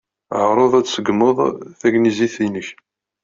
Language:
Kabyle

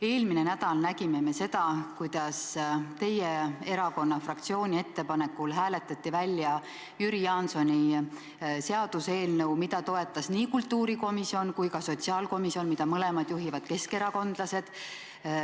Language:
Estonian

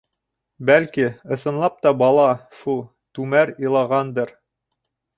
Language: Bashkir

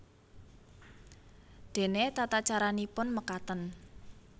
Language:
Javanese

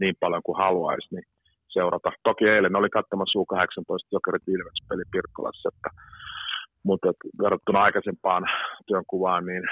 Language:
Finnish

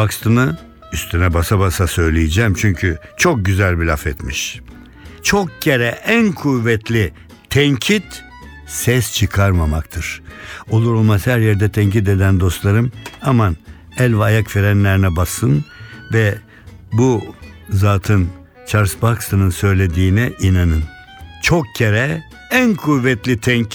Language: Turkish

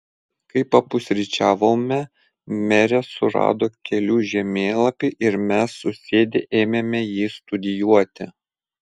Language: Lithuanian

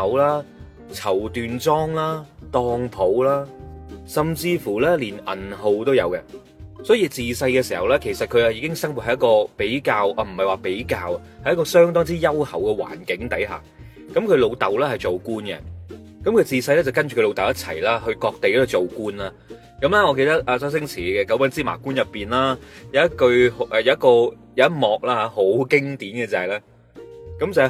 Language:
Chinese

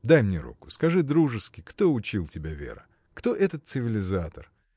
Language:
Russian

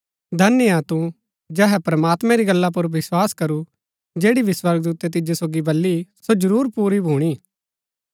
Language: Gaddi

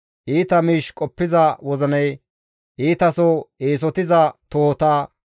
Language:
Gamo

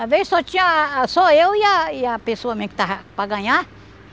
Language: Portuguese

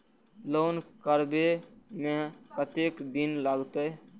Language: Maithili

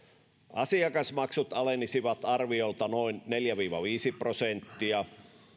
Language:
Finnish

